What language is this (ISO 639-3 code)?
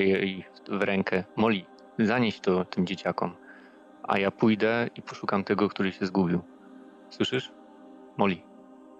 pol